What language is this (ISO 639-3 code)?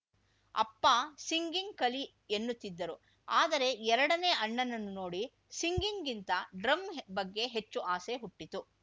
kan